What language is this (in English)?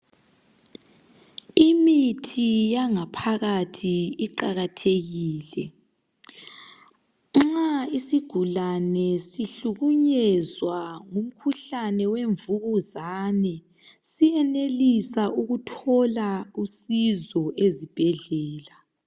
North Ndebele